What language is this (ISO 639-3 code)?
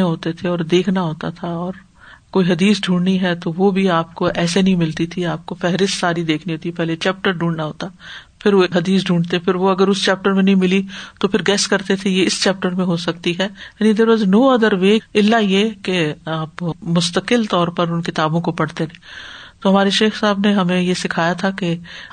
urd